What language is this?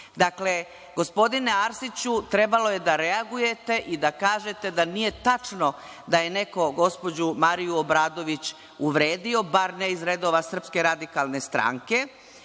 Serbian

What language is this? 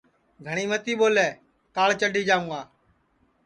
Sansi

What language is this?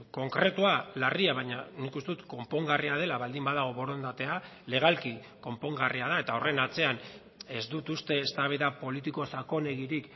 Basque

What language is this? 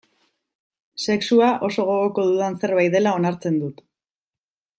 Basque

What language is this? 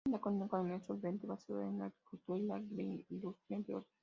Spanish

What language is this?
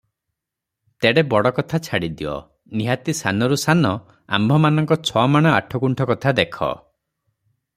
Odia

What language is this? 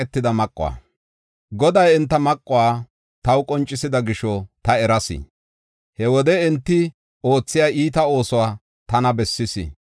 Gofa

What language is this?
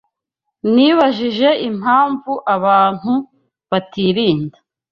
Kinyarwanda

